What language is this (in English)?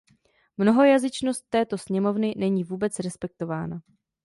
Czech